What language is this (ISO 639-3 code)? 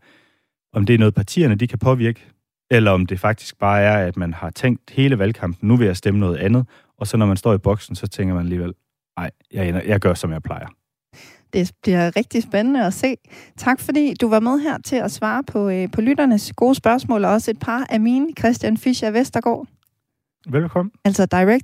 dan